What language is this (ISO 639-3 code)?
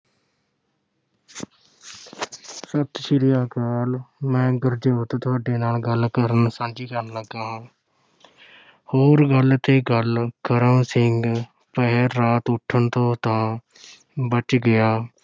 pan